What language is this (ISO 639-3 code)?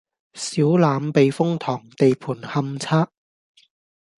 yue